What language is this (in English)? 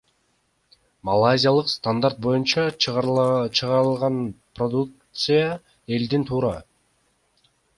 Kyrgyz